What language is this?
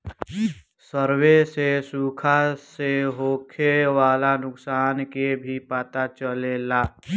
Bhojpuri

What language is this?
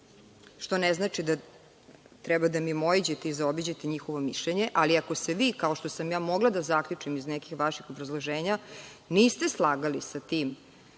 Serbian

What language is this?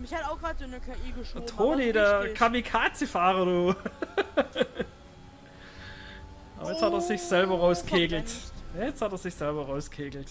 German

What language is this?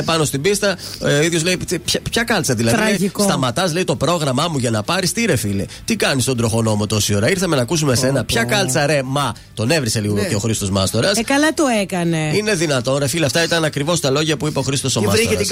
Greek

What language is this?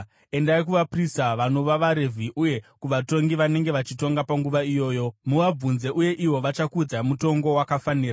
Shona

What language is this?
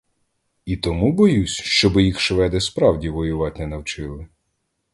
Ukrainian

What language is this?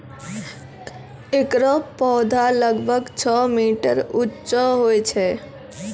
Maithili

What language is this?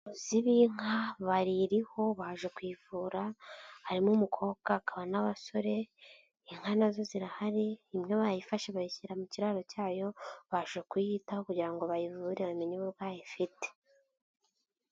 Kinyarwanda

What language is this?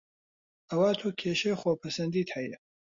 Central Kurdish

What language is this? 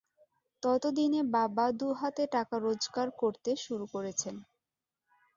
Bangla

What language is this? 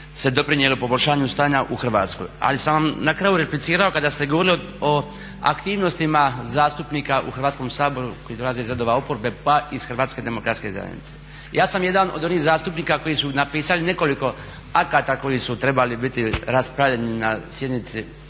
Croatian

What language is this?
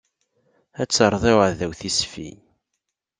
Kabyle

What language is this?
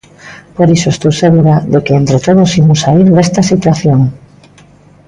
Galician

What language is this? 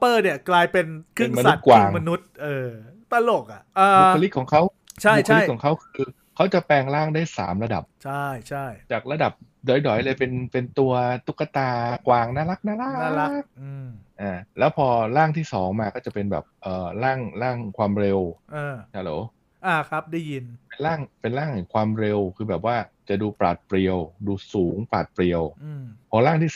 Thai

